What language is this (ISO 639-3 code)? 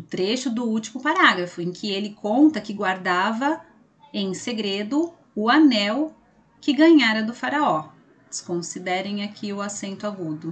por